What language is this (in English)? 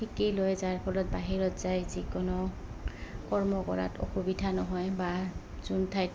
Assamese